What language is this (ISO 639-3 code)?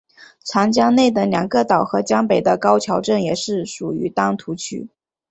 zho